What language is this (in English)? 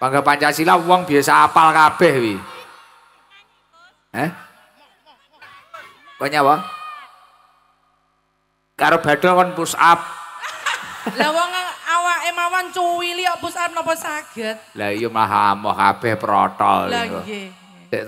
Indonesian